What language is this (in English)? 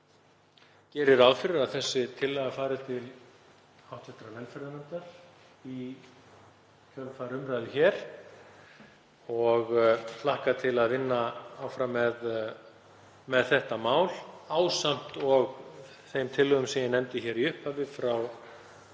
Icelandic